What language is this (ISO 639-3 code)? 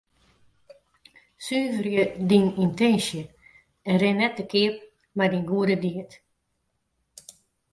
fry